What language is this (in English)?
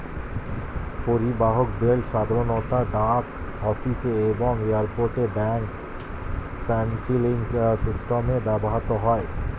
Bangla